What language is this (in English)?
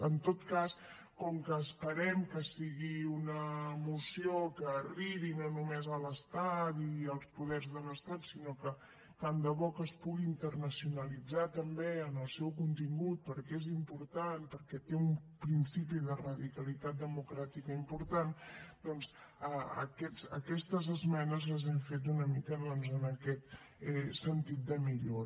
Catalan